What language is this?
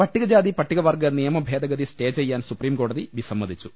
Malayalam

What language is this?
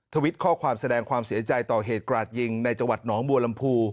Thai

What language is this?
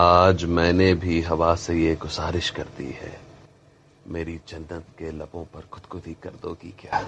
Hindi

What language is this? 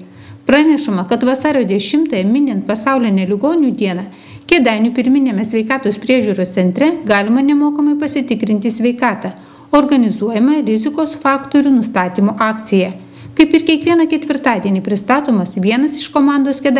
Lithuanian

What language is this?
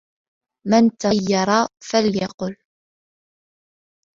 Arabic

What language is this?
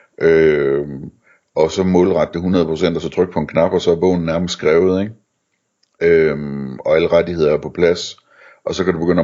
Danish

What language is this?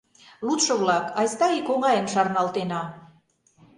Mari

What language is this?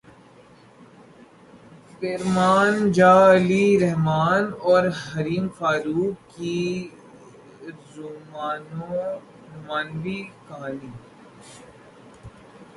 Urdu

